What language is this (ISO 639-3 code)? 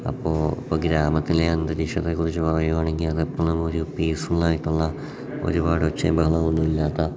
mal